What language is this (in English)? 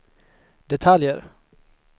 Swedish